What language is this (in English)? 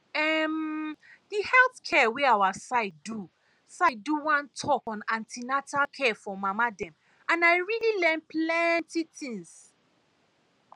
Nigerian Pidgin